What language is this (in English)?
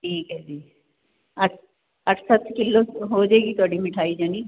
Punjabi